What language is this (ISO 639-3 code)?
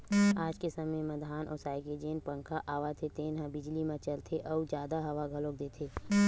hne